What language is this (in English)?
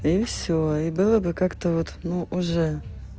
Russian